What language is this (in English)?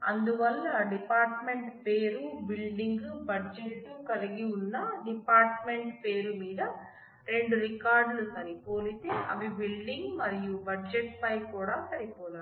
Telugu